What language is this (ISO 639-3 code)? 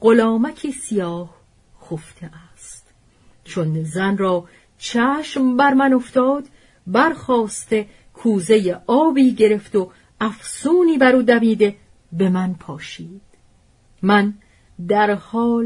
fas